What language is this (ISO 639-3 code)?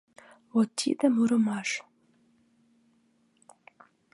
chm